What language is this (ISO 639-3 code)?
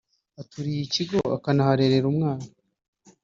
kin